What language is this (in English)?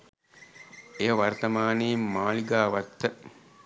Sinhala